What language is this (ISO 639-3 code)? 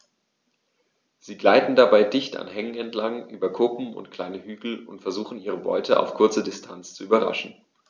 deu